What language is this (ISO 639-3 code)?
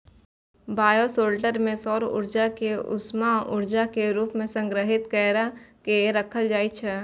mai